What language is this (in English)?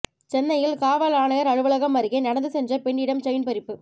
Tamil